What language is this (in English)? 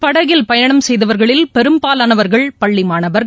Tamil